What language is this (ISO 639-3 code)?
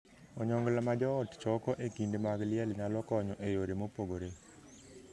luo